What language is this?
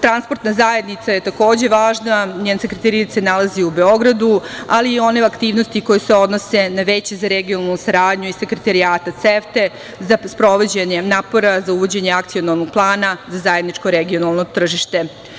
Serbian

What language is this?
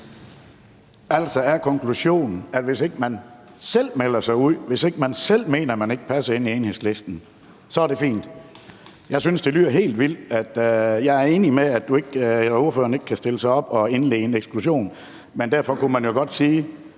Danish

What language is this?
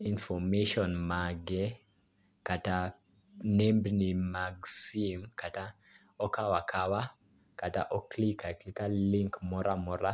Luo (Kenya and Tanzania)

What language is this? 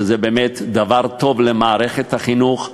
Hebrew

